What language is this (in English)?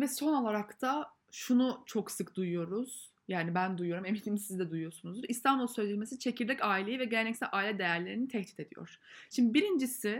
Turkish